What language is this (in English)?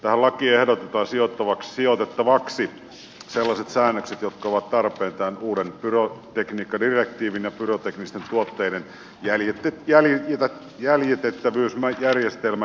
Finnish